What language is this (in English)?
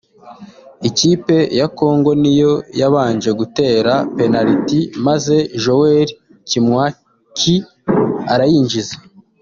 Kinyarwanda